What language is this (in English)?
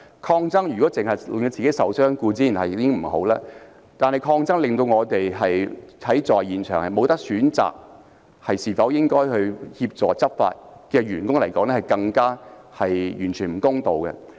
Cantonese